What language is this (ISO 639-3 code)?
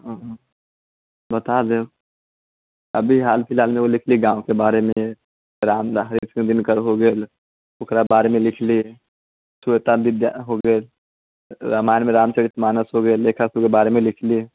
mai